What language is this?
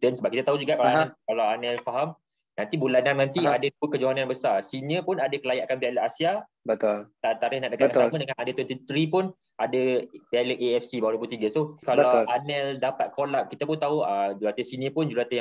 Malay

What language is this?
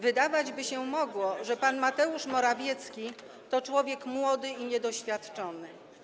Polish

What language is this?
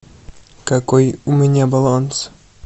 Russian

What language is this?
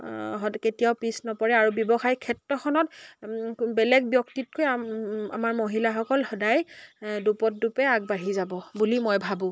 Assamese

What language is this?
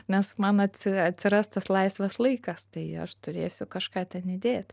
Lithuanian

